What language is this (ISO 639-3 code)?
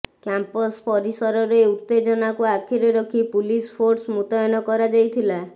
ori